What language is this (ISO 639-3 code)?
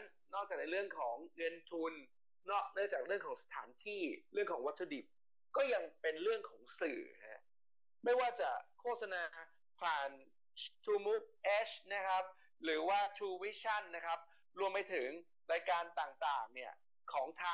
tha